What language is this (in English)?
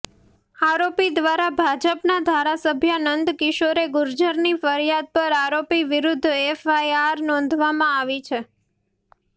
Gujarati